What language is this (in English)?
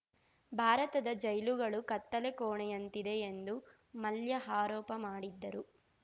Kannada